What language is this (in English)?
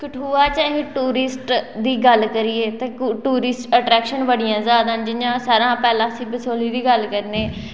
Dogri